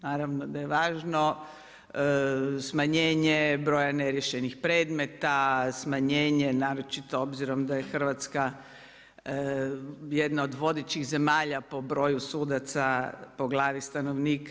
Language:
Croatian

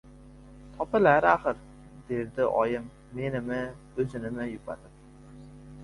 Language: Uzbek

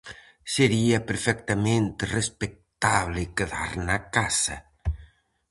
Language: Galician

